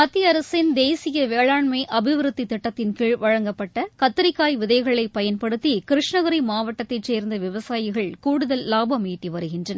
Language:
Tamil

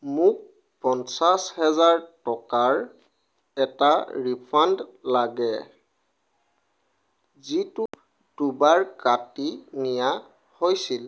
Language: Assamese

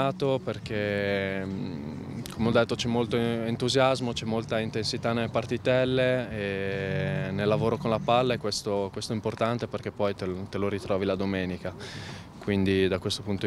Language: Italian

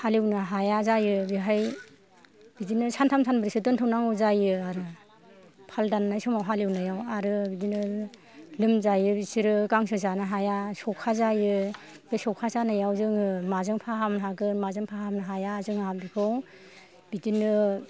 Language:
Bodo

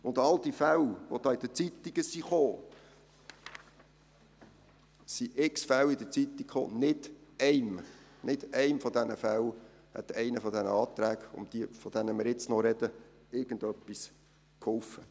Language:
Swiss German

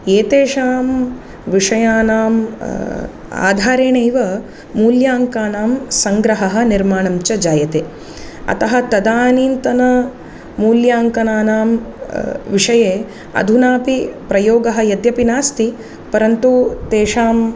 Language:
Sanskrit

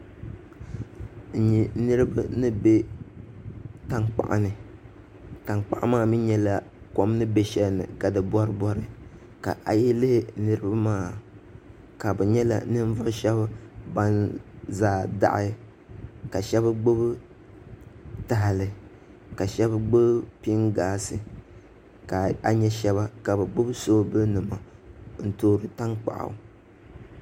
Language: Dagbani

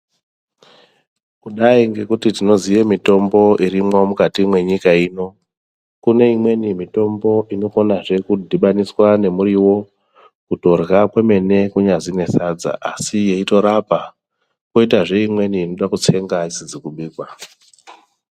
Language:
Ndau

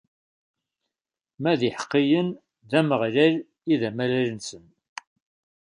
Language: Kabyle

